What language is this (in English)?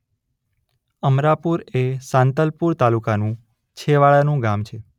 Gujarati